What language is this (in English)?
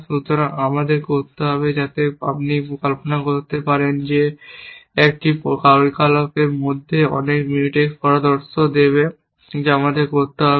Bangla